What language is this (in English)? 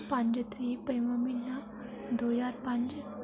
Dogri